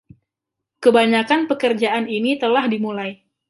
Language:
Indonesian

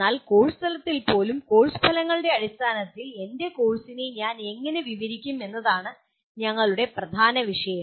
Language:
Malayalam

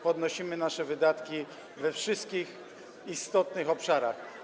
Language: Polish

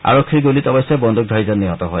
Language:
Assamese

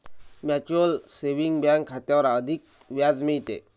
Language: Marathi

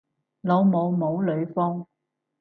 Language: Cantonese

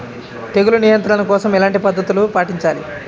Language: Telugu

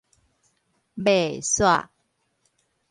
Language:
Min Nan Chinese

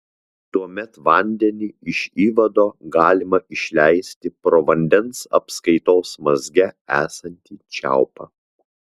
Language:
Lithuanian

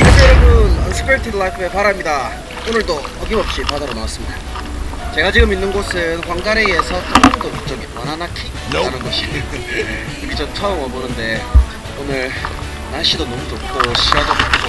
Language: Korean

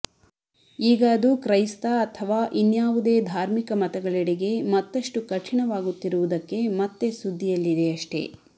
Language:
Kannada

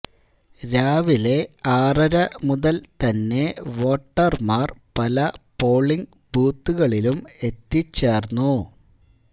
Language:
Malayalam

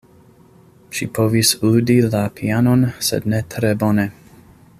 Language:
Esperanto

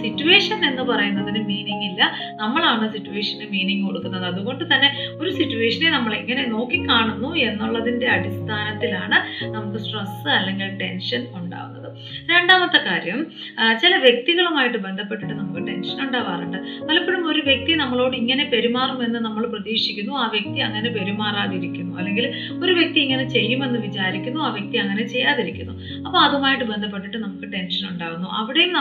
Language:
Malayalam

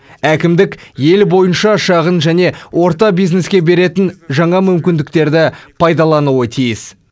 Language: Kazakh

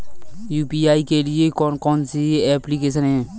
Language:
Hindi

